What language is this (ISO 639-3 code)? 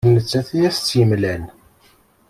kab